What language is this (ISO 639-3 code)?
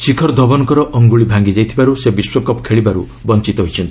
ori